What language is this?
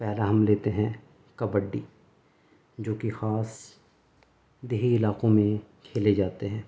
Urdu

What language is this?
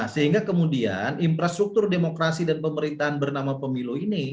Indonesian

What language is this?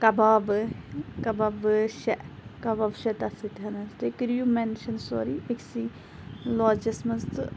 Kashmiri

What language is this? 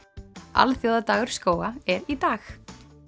Icelandic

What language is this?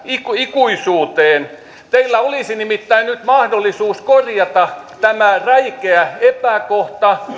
Finnish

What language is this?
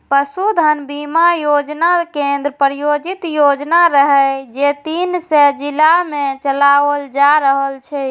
Maithili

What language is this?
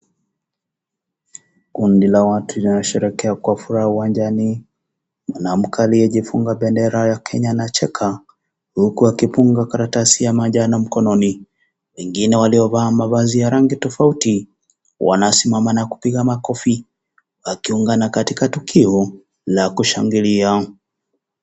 Swahili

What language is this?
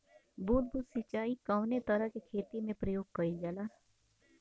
Bhojpuri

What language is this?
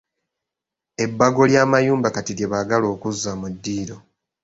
Ganda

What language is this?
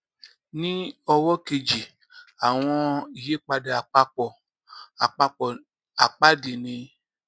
Yoruba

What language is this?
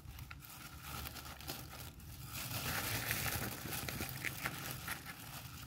Indonesian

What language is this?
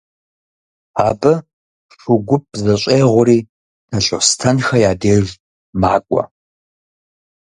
Kabardian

